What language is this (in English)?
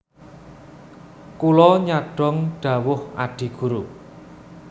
Javanese